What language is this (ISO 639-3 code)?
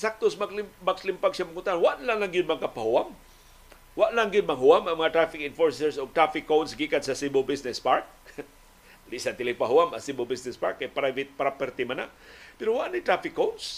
fil